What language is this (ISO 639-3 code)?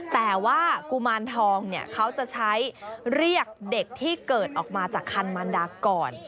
tha